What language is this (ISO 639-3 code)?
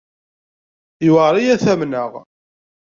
kab